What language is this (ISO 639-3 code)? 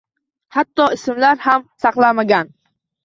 uzb